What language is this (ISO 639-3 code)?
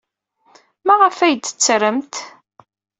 kab